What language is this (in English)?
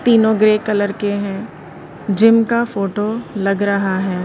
Hindi